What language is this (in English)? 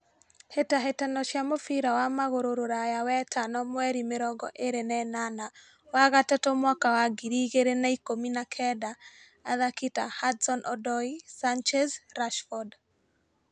Kikuyu